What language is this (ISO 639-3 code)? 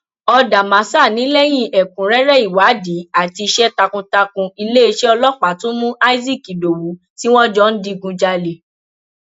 yor